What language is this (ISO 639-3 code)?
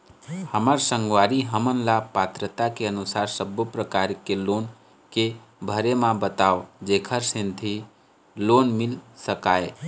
hne